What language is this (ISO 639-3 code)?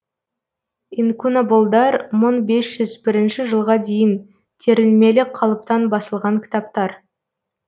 kaz